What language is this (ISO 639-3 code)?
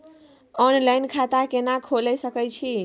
mai